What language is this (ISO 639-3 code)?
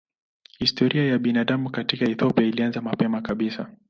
swa